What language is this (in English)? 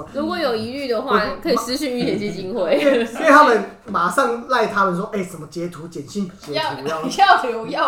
Chinese